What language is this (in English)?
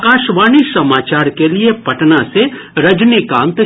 Hindi